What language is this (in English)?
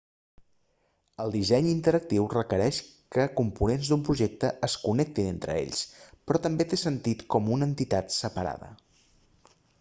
Catalan